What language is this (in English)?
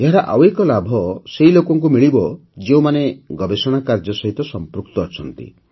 Odia